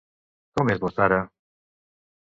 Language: Catalan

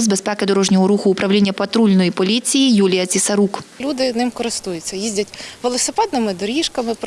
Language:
Ukrainian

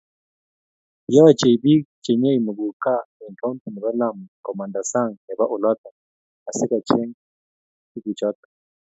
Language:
Kalenjin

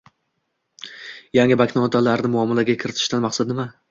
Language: Uzbek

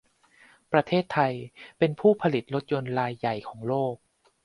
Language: Thai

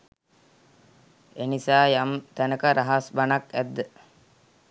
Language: Sinhala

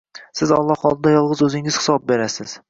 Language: Uzbek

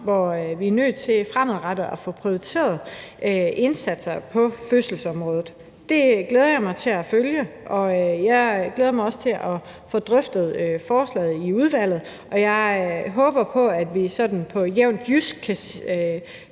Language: Danish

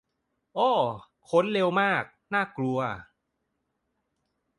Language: Thai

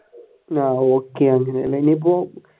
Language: Malayalam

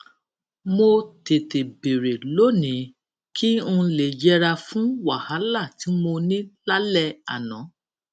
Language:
Yoruba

